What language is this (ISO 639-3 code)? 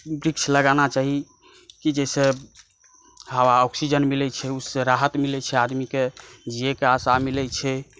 mai